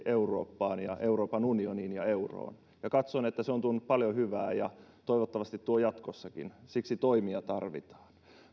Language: Finnish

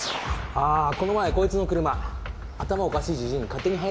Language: Japanese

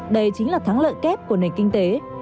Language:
Vietnamese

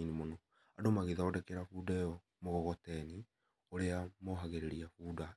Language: Kikuyu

